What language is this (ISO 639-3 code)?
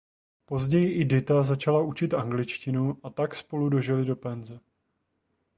ces